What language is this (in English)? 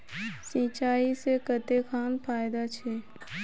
Magahi